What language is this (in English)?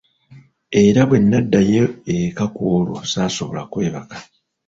Ganda